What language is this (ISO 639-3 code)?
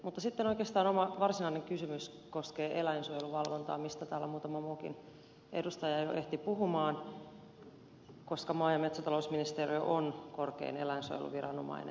fin